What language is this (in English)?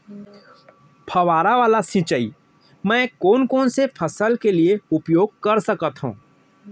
Chhattisgarhi